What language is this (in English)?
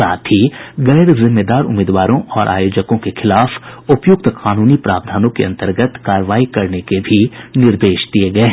Hindi